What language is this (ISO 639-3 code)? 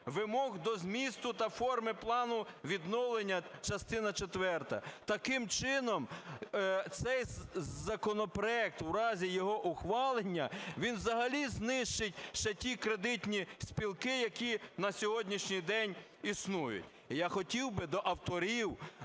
ukr